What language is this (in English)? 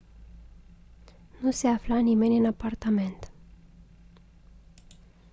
Romanian